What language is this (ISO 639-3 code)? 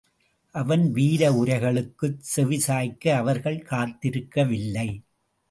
tam